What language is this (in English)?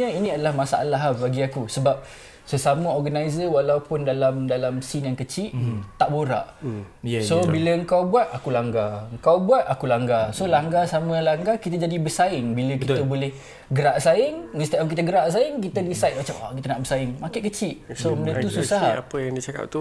Malay